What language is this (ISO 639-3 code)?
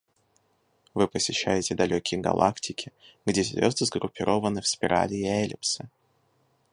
rus